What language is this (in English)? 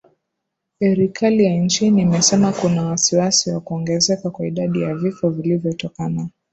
Swahili